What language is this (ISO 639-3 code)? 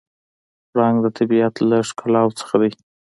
pus